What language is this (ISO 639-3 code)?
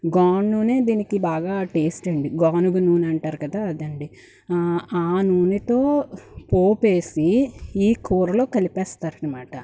tel